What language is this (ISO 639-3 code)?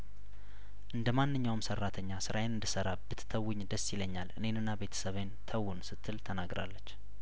amh